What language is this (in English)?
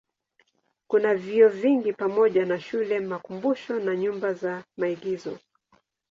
Swahili